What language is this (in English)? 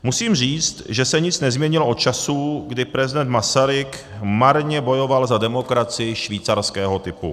Czech